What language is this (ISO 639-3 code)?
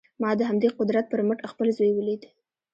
pus